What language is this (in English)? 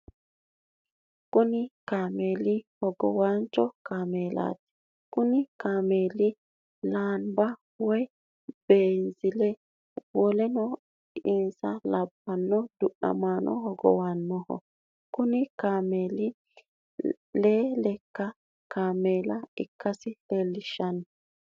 Sidamo